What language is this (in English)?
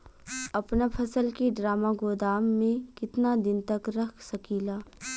Bhojpuri